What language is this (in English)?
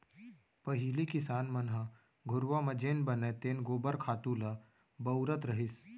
Chhattisgarhi